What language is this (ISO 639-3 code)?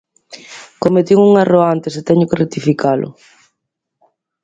glg